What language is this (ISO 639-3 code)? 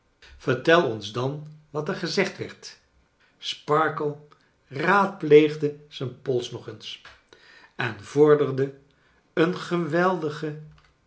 nld